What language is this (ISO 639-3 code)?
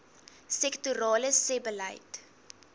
afr